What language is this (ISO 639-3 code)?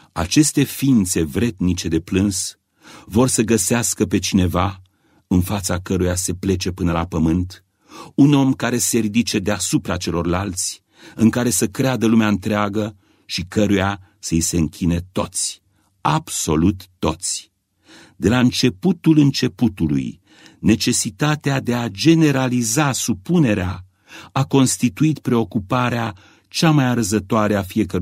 ron